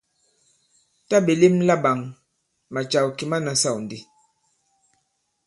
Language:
Bankon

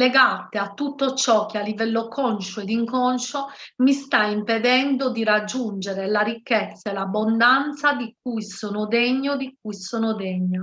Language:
Italian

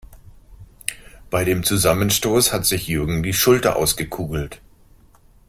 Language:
German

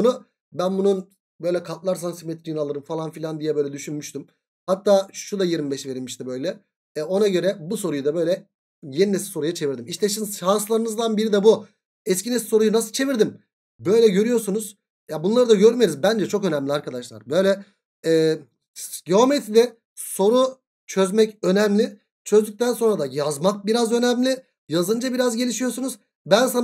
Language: Turkish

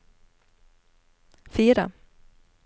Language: Norwegian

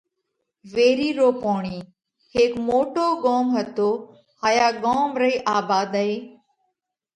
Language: Parkari Koli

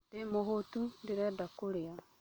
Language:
Kikuyu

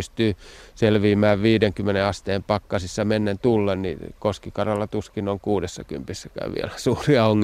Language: Finnish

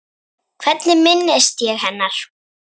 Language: Icelandic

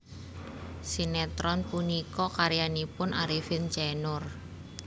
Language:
Javanese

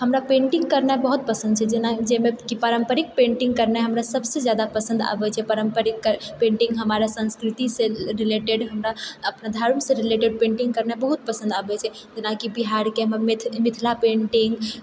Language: Maithili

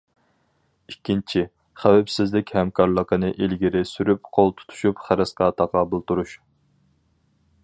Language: Uyghur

